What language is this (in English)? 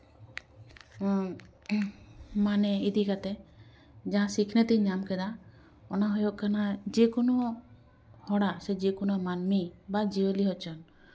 Santali